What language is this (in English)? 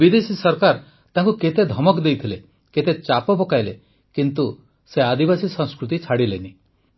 Odia